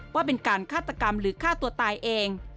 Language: Thai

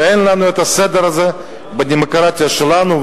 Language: Hebrew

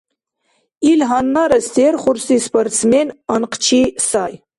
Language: Dargwa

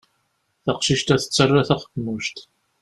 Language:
Kabyle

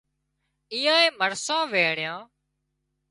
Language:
Wadiyara Koli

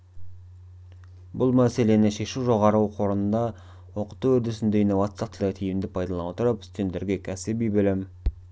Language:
Kazakh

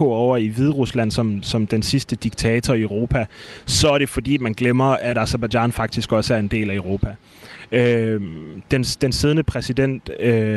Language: Danish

